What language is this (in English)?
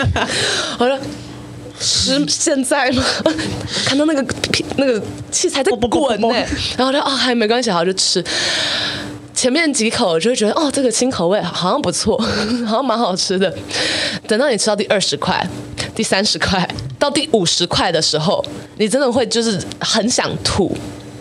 Chinese